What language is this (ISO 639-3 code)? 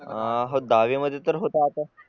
mar